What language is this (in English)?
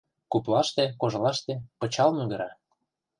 Mari